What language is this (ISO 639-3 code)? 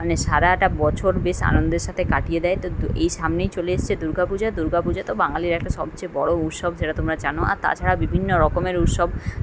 ben